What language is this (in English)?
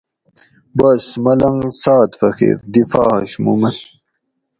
Gawri